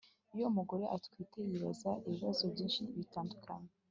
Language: Kinyarwanda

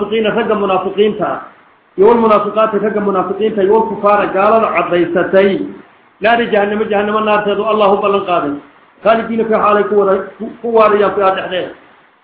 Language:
Arabic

